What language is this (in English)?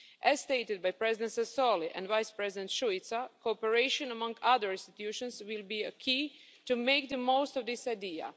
English